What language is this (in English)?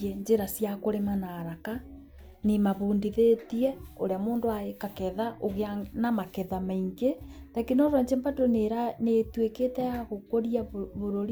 Kikuyu